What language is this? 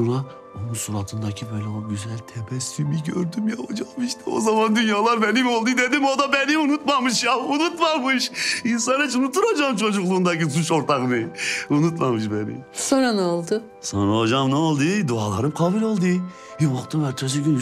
Turkish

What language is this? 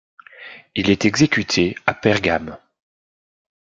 French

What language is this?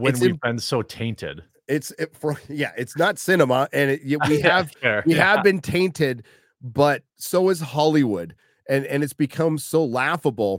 English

